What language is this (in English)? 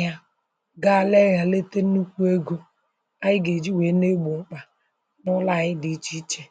Igbo